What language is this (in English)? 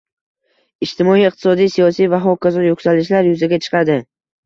Uzbek